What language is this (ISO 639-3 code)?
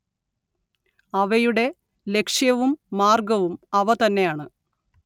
mal